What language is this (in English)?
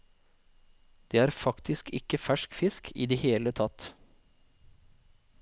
Norwegian